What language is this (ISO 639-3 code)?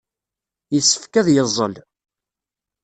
kab